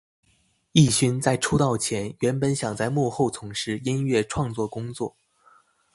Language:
Chinese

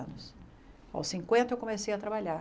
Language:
Portuguese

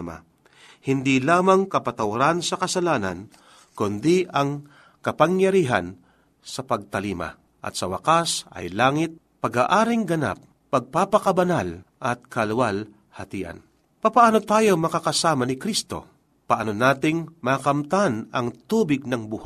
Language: Filipino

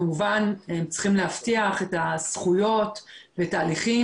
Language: Hebrew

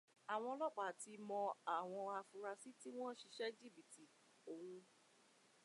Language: Yoruba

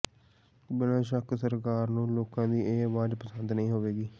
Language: Punjabi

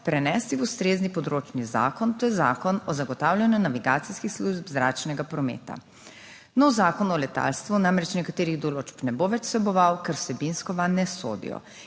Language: Slovenian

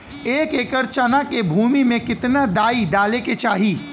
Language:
Bhojpuri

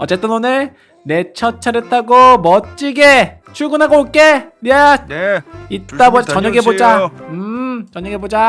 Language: Korean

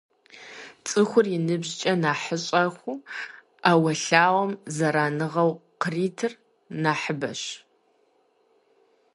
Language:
Kabardian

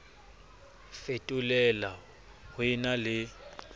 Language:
Southern Sotho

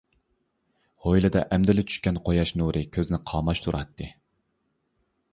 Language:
Uyghur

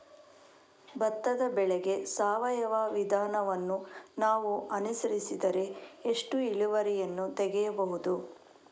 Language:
Kannada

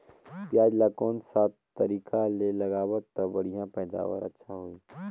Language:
Chhattisgarhi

